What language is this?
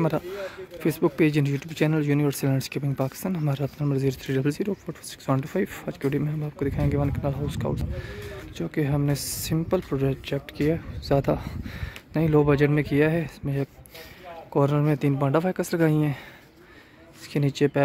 Hindi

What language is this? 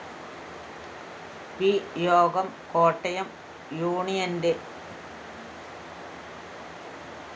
Malayalam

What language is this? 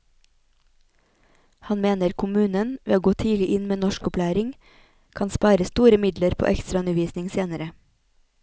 Norwegian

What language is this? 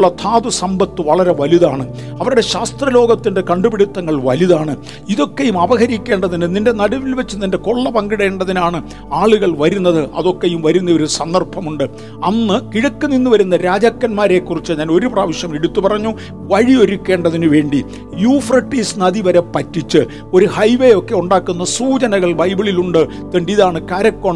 Malayalam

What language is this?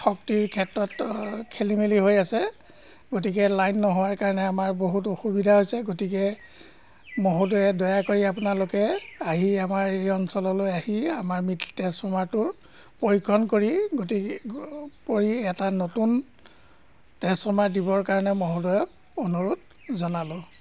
Assamese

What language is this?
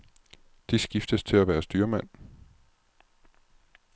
Danish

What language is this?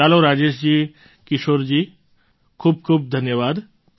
Gujarati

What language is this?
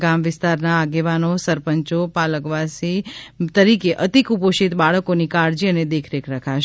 Gujarati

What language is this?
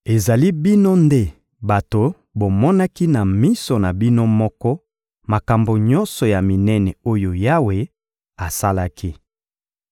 Lingala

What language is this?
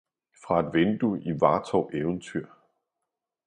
Danish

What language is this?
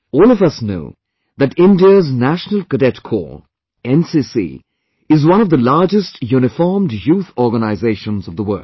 English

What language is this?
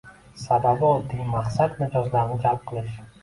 Uzbek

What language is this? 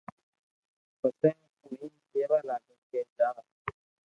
Loarki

